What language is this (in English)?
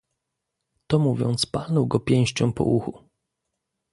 Polish